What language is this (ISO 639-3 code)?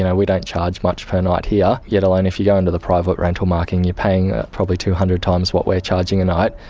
eng